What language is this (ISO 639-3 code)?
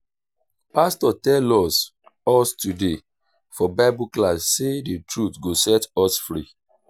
pcm